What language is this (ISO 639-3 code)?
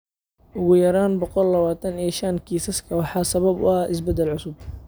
som